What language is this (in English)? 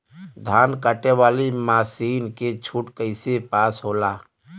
Bhojpuri